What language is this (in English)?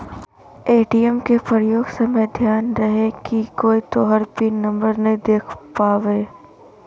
Magahi